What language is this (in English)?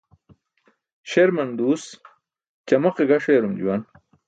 Burushaski